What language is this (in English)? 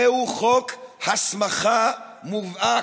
Hebrew